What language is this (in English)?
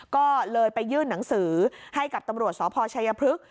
Thai